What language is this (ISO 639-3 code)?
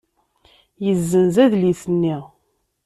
kab